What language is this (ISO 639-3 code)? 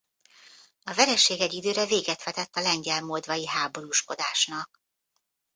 hun